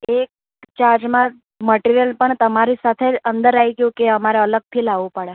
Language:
Gujarati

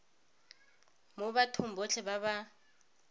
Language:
Tswana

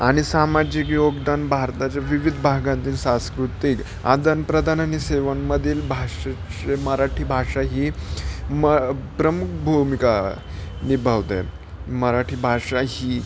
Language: Marathi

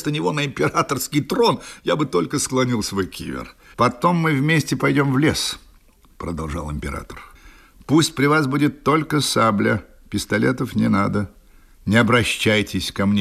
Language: Russian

